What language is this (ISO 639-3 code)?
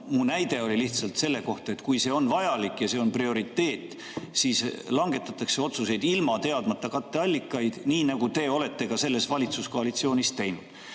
est